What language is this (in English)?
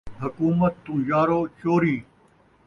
Saraiki